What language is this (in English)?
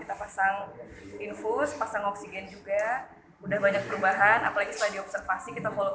Indonesian